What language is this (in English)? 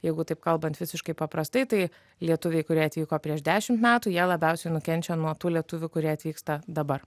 Lithuanian